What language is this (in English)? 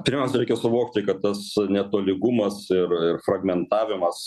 Lithuanian